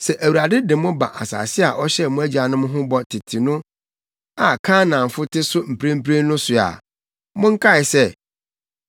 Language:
Akan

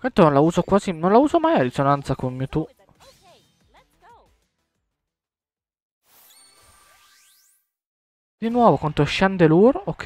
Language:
Italian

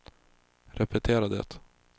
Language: Swedish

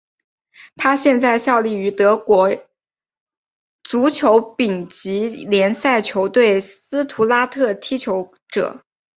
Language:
Chinese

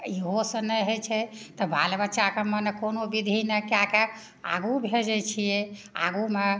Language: Maithili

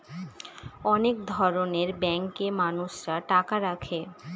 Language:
Bangla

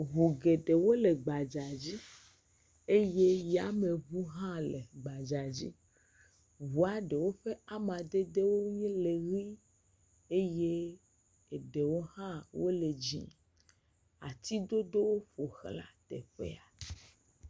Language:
Ewe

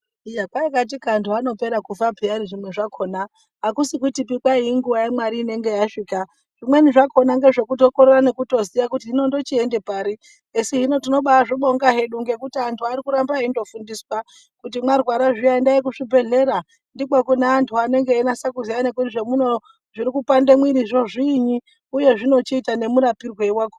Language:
Ndau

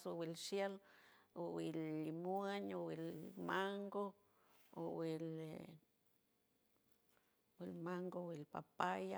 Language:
San Francisco Del Mar Huave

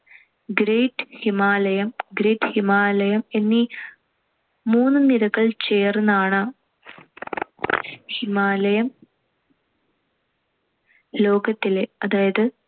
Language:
Malayalam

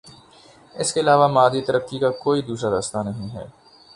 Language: Urdu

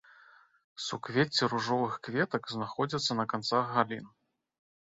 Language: Belarusian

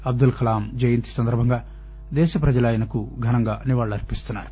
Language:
Telugu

